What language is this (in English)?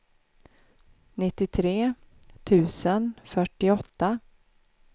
Swedish